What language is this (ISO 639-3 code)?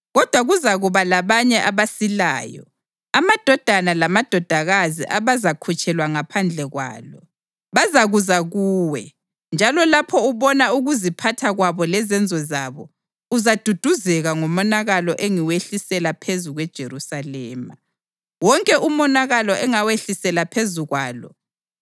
nde